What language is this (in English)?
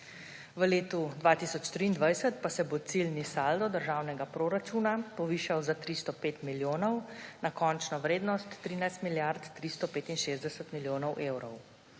Slovenian